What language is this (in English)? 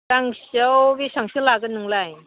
Bodo